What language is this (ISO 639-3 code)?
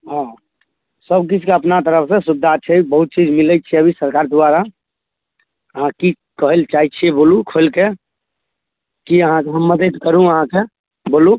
mai